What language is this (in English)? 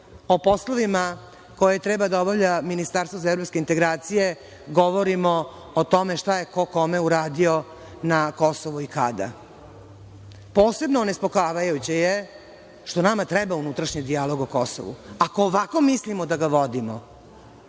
Serbian